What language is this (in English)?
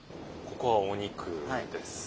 Japanese